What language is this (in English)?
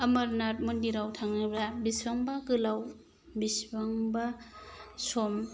Bodo